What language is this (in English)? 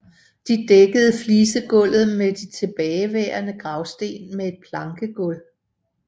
Danish